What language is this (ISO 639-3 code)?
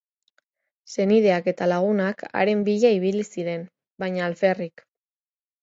eus